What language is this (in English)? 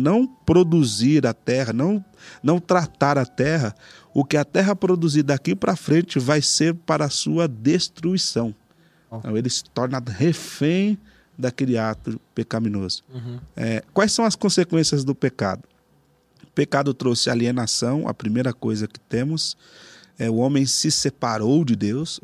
Portuguese